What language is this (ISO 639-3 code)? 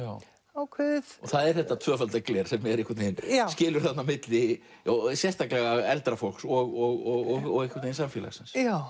isl